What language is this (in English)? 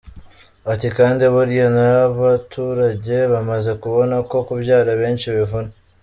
Kinyarwanda